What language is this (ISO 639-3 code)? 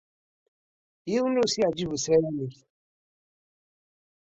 kab